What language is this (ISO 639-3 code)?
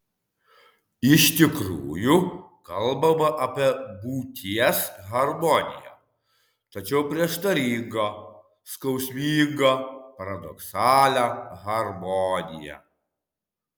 lit